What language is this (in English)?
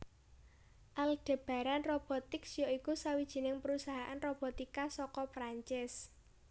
Javanese